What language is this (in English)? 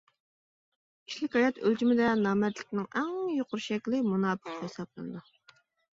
Uyghur